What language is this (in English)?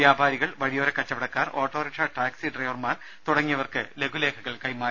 Malayalam